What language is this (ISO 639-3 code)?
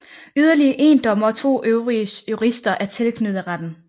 dan